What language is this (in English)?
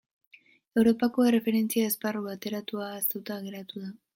Basque